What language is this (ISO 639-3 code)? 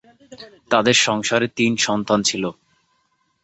ben